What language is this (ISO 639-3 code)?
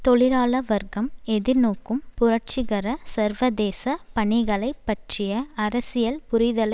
tam